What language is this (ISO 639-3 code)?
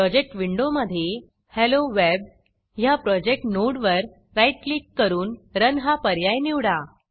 mar